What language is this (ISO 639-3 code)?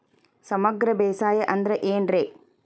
kan